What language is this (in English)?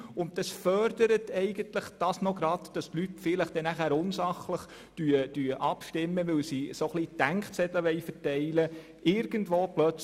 Swiss German